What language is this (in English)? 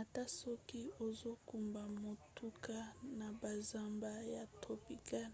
Lingala